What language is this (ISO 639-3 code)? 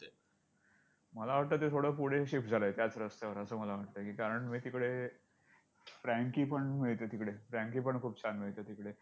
mar